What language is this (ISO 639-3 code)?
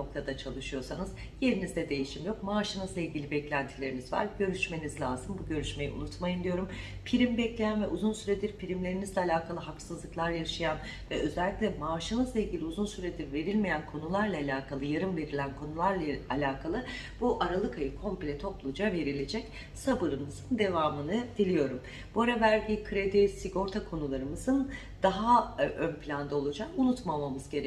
tur